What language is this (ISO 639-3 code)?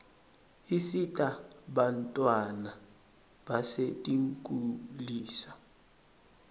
ssw